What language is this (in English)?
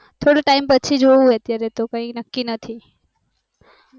Gujarati